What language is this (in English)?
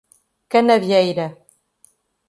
Portuguese